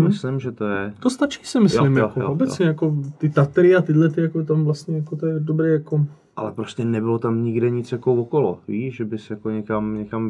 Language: Czech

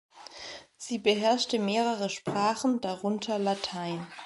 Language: German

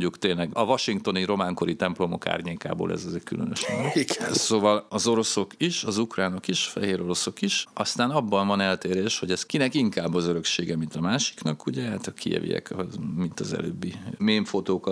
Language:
Hungarian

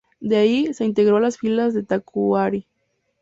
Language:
Spanish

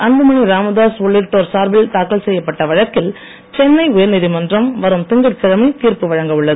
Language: Tamil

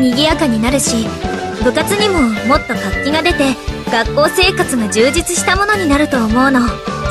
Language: Japanese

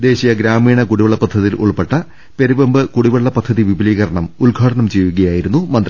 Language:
Malayalam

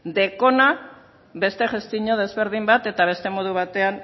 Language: Basque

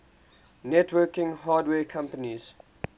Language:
English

